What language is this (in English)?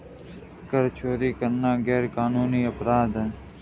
Hindi